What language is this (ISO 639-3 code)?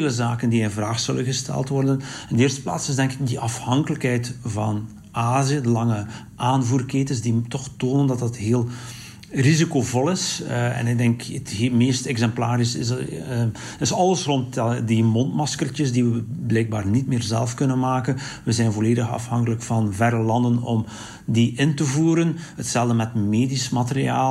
nld